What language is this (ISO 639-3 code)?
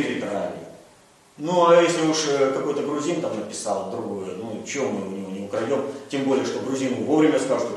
rus